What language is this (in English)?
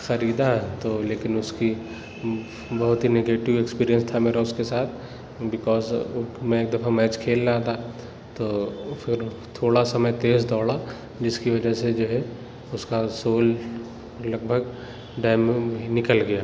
Urdu